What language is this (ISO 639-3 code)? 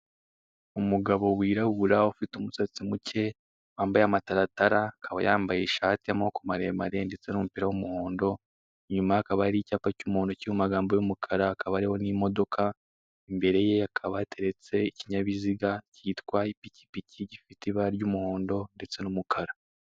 kin